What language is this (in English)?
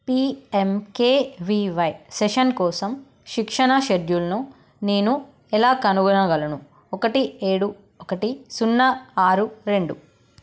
Telugu